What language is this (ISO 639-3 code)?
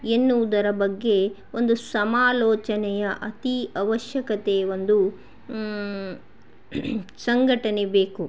kan